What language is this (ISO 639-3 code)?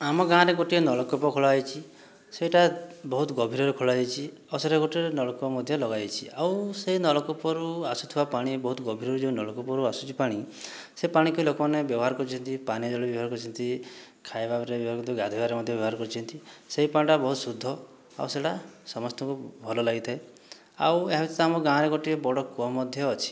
ori